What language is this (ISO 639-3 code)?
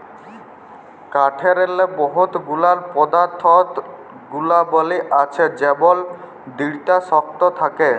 ben